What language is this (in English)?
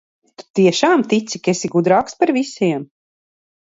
Latvian